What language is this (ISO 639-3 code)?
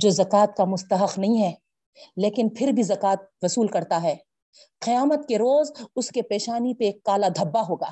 urd